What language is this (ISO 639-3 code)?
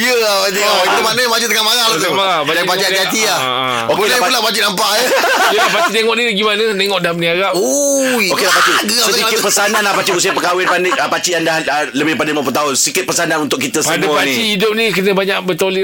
msa